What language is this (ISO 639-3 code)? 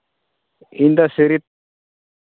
sat